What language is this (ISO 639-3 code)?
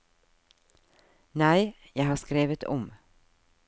nor